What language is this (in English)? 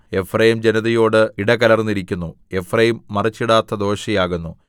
Malayalam